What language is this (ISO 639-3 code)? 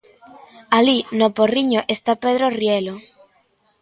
glg